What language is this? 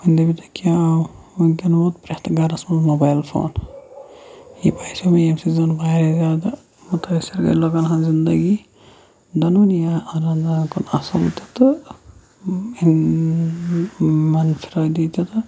Kashmiri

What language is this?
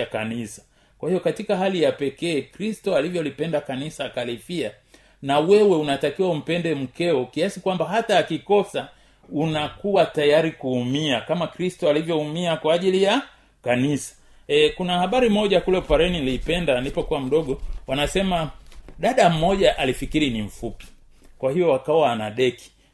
Swahili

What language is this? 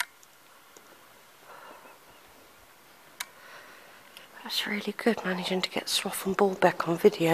English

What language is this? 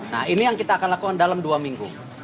Indonesian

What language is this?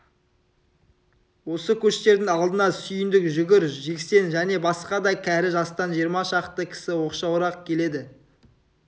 Kazakh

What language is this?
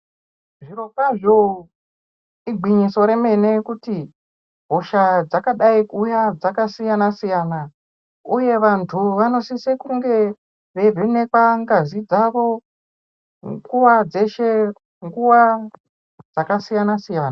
Ndau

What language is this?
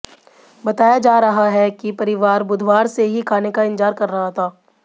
Hindi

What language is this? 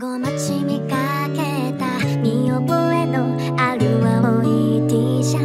Vietnamese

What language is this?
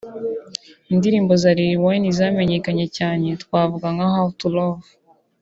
Kinyarwanda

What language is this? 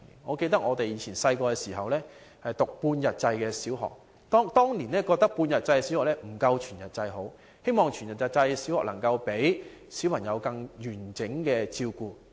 Cantonese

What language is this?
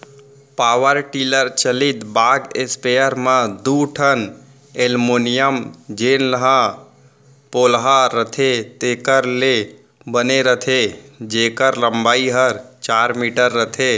Chhattisgarhi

